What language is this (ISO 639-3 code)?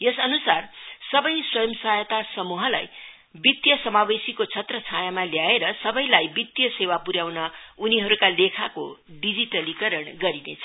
nep